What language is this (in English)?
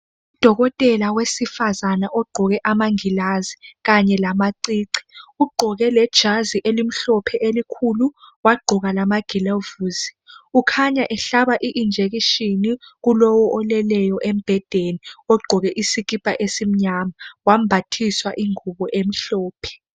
North Ndebele